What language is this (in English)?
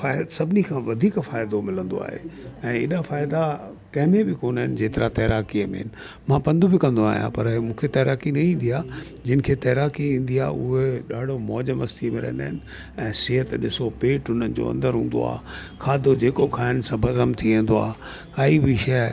Sindhi